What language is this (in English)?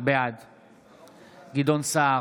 Hebrew